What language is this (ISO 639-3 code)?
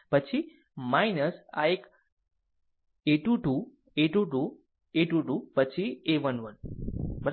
guj